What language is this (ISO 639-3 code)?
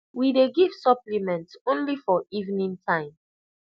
pcm